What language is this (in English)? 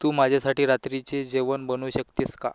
Marathi